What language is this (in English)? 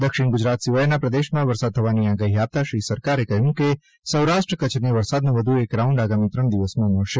Gujarati